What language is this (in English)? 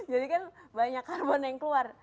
Indonesian